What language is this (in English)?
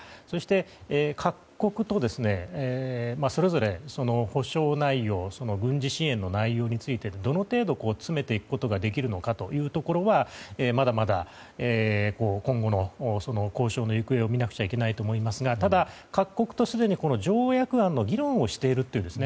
Japanese